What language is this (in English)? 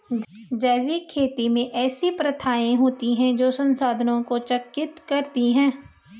Hindi